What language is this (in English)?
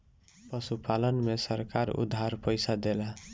Bhojpuri